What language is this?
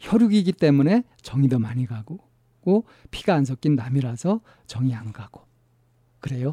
Korean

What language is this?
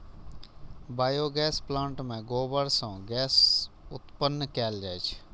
Maithili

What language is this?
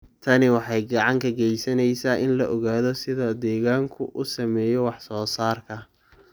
Somali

